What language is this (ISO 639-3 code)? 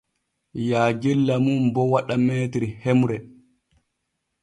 fue